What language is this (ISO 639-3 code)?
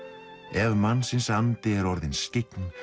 isl